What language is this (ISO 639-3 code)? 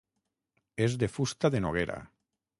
cat